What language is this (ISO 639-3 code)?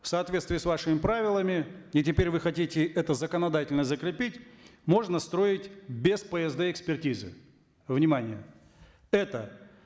kaz